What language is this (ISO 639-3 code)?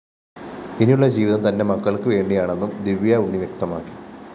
mal